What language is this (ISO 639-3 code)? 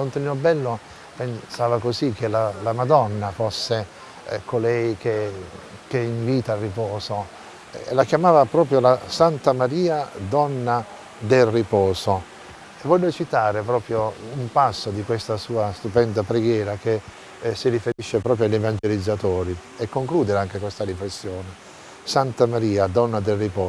ita